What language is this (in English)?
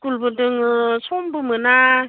Bodo